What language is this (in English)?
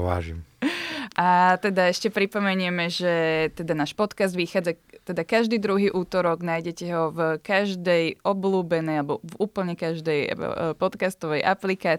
Slovak